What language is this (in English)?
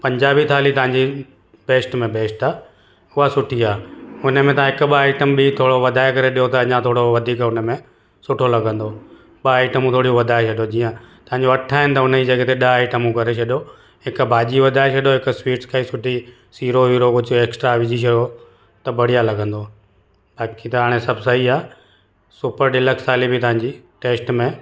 Sindhi